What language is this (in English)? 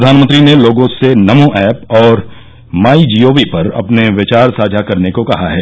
Hindi